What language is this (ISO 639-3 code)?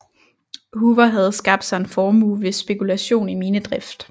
dan